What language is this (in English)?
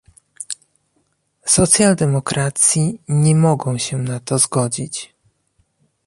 Polish